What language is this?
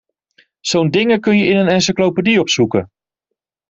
Dutch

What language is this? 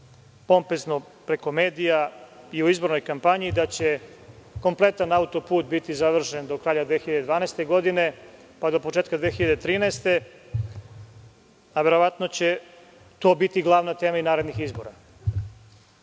Serbian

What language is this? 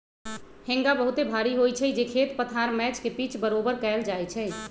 Magahi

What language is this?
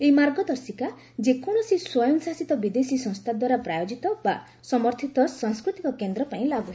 Odia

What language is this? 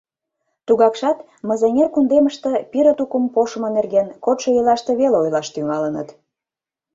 Mari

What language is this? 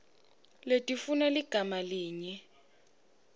Swati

